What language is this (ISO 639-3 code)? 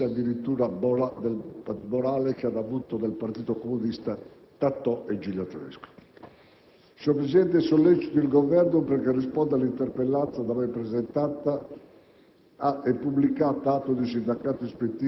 ita